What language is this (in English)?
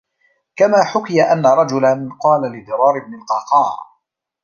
Arabic